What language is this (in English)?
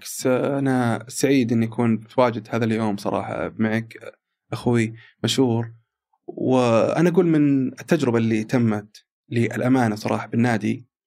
Arabic